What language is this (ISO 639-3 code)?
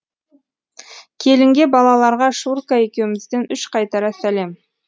kaz